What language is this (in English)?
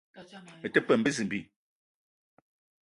Eton (Cameroon)